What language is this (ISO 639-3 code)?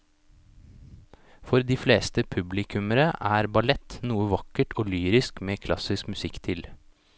nor